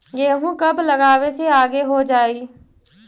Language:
Magahi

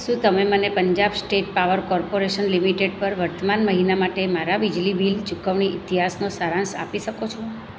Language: Gujarati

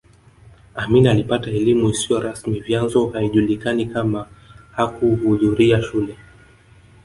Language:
Swahili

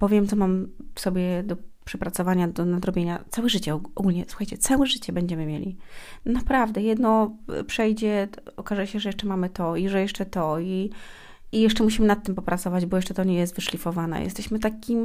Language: Polish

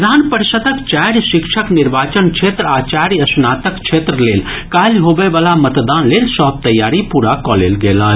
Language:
Maithili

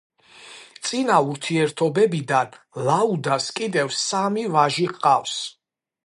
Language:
Georgian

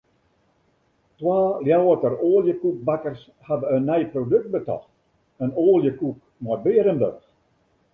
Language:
Western Frisian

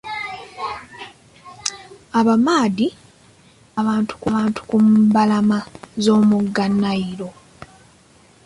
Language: Ganda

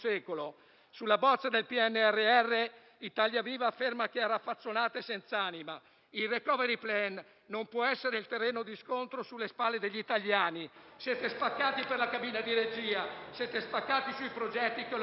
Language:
Italian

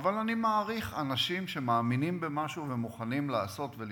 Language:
Hebrew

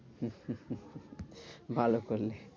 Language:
Bangla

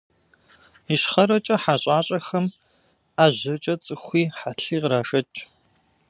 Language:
Kabardian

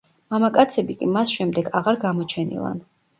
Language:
Georgian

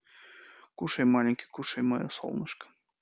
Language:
Russian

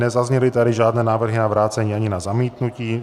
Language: Czech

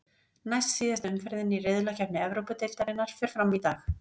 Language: Icelandic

